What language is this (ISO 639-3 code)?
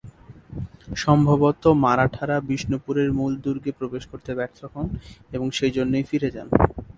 ben